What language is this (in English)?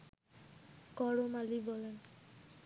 Bangla